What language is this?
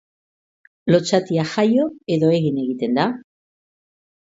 Basque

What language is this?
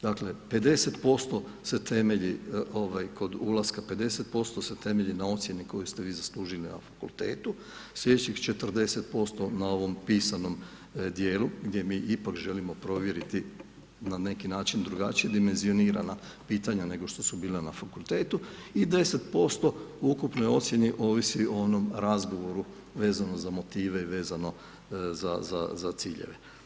Croatian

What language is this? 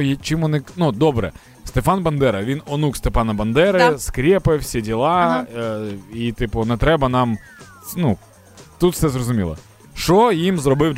Ukrainian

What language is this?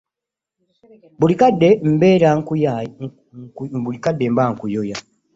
Ganda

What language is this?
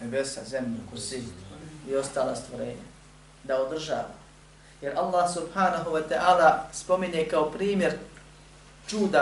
Croatian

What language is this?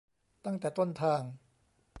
Thai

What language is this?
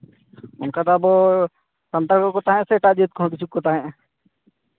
Santali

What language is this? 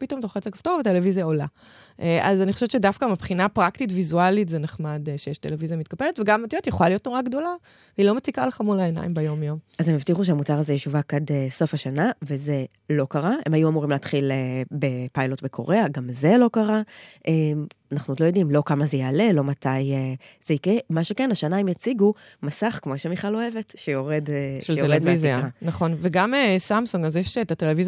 Hebrew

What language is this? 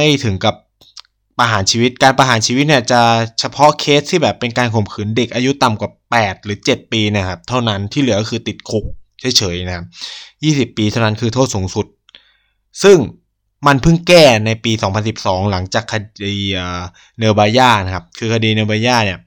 Thai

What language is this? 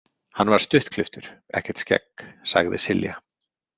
Icelandic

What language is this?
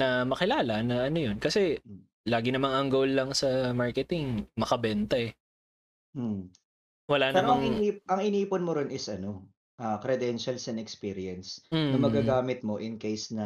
Filipino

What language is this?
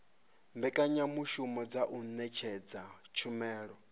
Venda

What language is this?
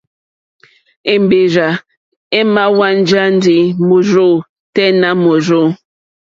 Mokpwe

